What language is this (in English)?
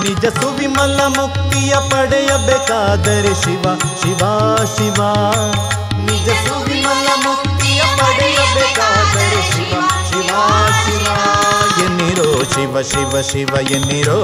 Kannada